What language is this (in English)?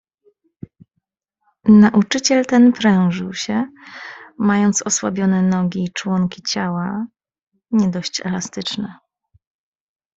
Polish